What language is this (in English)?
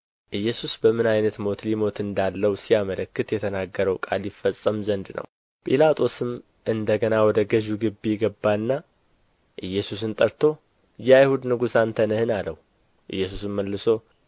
Amharic